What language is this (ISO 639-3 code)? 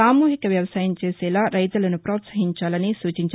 tel